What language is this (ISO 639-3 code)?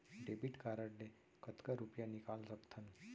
hne